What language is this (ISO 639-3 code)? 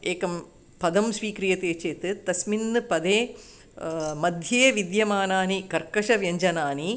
san